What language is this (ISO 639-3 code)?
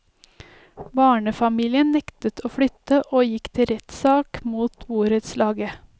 nor